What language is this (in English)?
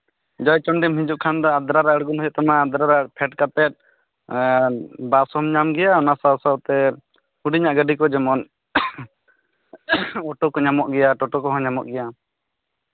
Santali